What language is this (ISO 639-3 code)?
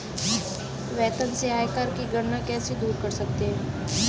hin